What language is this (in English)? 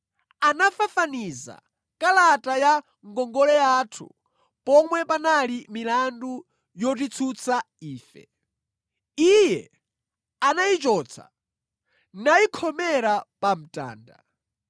Nyanja